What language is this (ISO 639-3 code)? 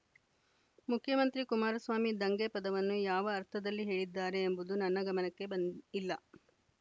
kan